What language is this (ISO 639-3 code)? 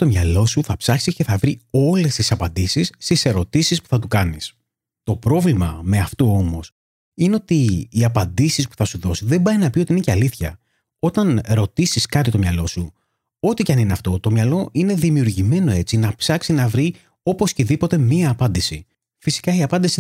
ell